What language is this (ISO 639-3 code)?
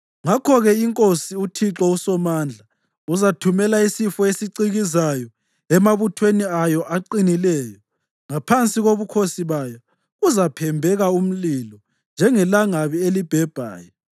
nde